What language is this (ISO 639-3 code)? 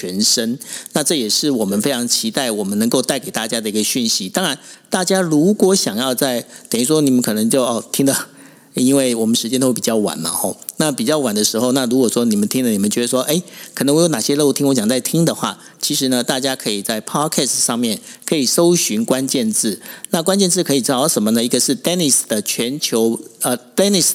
zho